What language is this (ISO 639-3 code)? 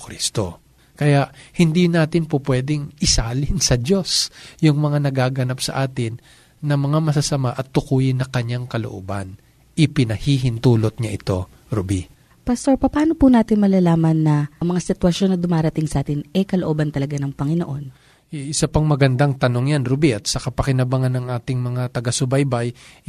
fil